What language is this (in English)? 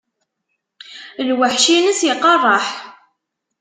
Kabyle